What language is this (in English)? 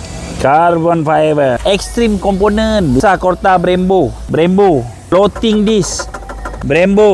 Malay